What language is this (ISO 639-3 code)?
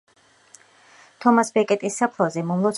kat